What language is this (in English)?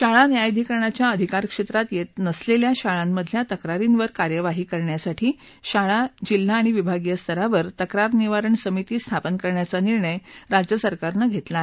Marathi